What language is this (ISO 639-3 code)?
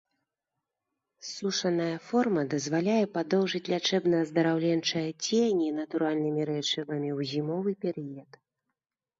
bel